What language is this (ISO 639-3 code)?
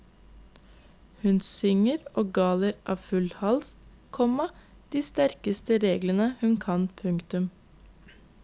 nor